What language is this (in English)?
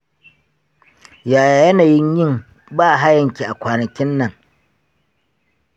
Hausa